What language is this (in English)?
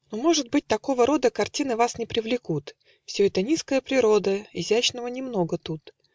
Russian